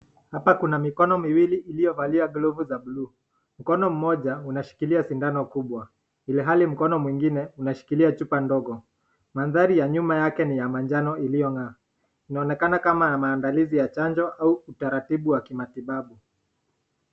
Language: Swahili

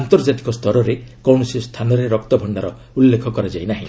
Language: Odia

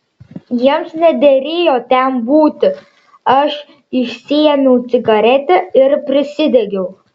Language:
Lithuanian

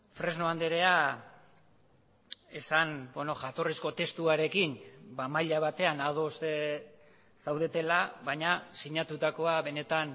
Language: Basque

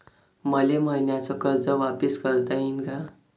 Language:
Marathi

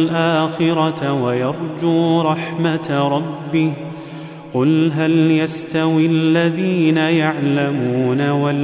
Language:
Arabic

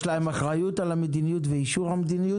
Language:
Hebrew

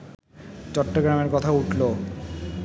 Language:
Bangla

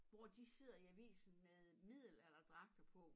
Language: Danish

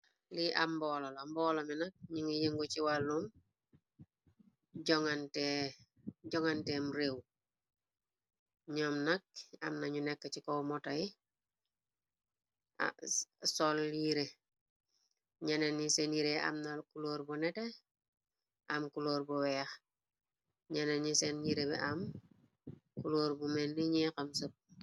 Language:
Wolof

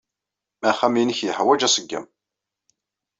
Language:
Kabyle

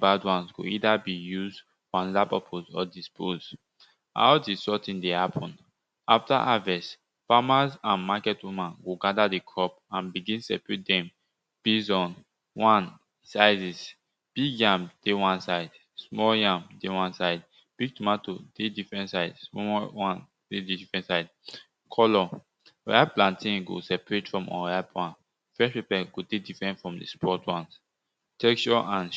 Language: Nigerian Pidgin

